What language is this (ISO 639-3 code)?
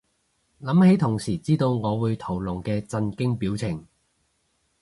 yue